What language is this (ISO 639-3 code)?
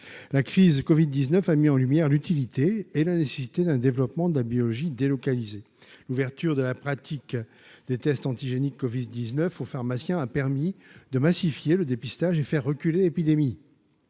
fra